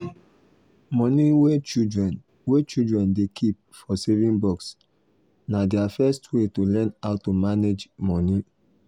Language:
Nigerian Pidgin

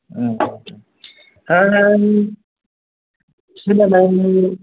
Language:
Bodo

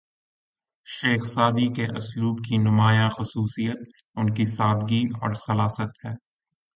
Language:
Urdu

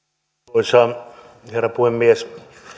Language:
Finnish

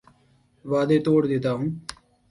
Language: Urdu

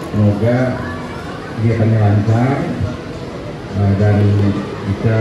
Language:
Indonesian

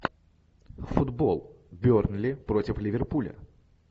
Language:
Russian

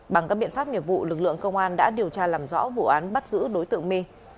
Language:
Vietnamese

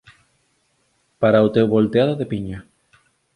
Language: Galician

